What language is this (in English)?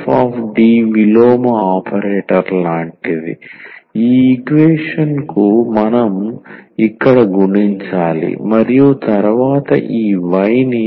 Telugu